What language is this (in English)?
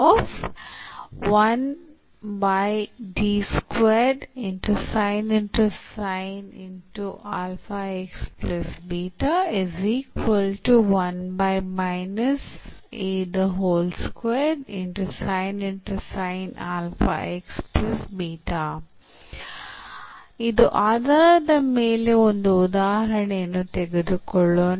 Kannada